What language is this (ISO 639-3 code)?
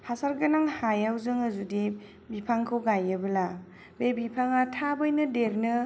brx